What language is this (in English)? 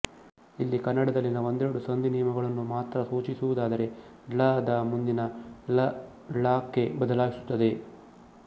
Kannada